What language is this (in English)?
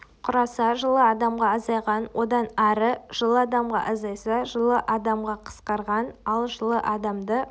Kazakh